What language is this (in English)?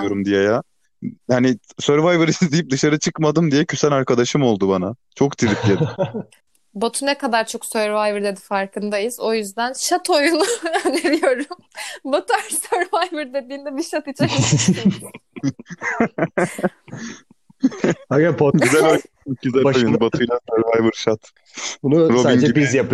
Turkish